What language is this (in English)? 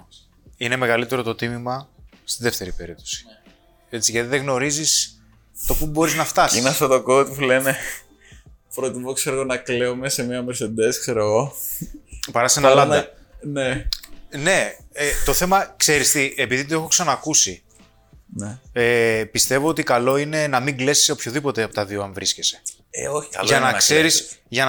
Greek